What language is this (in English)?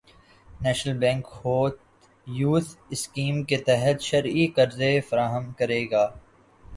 Urdu